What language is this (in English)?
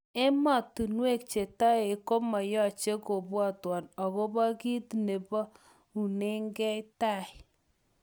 Kalenjin